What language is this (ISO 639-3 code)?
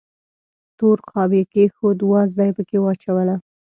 pus